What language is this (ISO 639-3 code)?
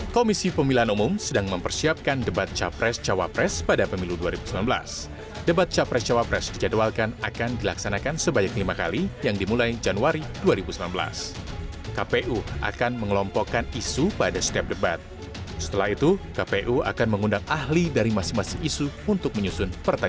ind